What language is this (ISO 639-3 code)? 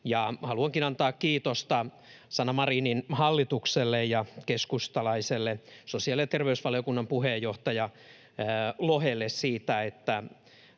fin